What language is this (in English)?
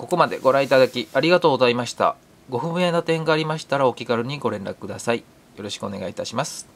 Japanese